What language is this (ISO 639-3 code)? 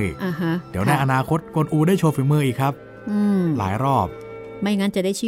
tha